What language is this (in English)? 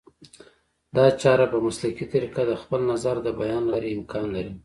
Pashto